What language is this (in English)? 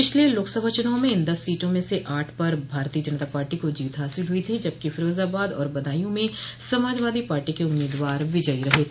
Hindi